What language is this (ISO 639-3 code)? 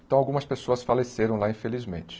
por